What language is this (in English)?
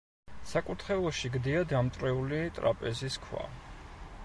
Georgian